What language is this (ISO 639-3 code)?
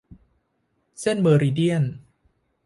tha